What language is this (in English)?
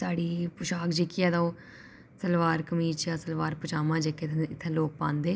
Dogri